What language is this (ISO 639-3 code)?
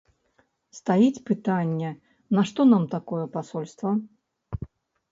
bel